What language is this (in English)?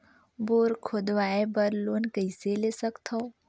Chhattisgarhi